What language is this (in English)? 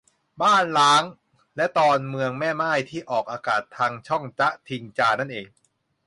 Thai